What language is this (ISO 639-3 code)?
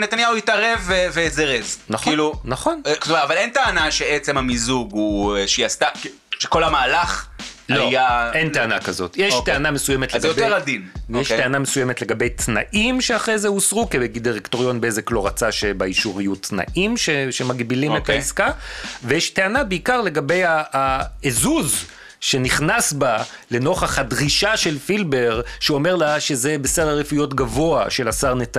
heb